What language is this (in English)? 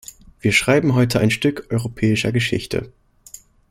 German